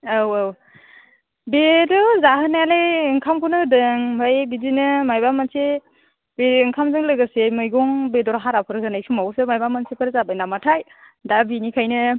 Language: Bodo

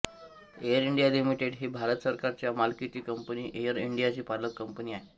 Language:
Marathi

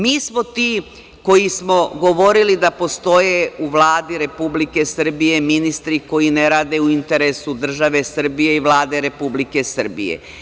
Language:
Serbian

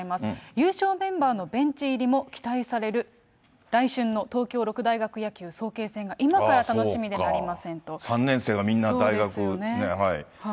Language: Japanese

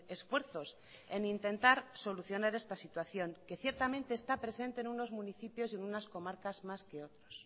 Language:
Spanish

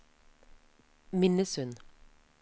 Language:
Norwegian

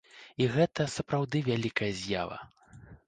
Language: Belarusian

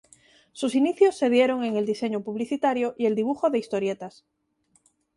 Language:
Spanish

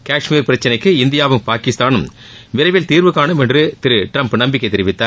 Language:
Tamil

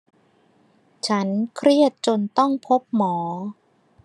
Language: Thai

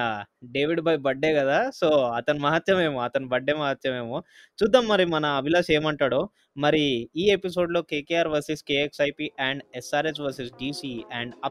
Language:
Telugu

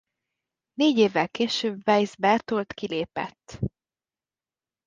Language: Hungarian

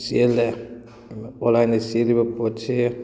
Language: Manipuri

